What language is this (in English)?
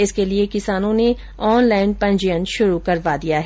Hindi